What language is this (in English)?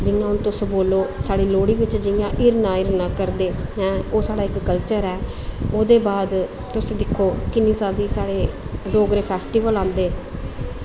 Dogri